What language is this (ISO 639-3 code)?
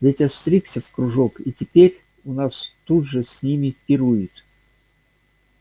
rus